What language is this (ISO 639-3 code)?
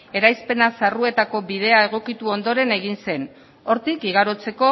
eus